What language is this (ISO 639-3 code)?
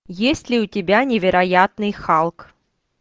rus